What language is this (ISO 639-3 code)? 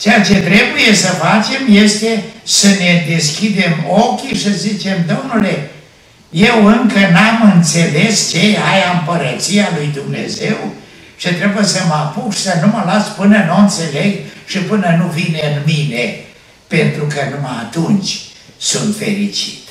ron